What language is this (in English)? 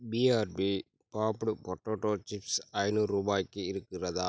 Tamil